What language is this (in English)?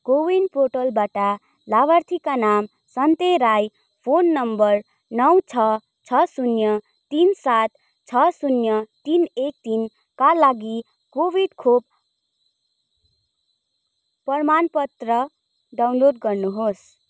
Nepali